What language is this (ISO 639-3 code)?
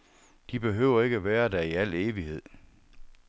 dan